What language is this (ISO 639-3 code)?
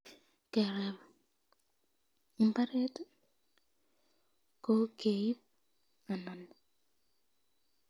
kln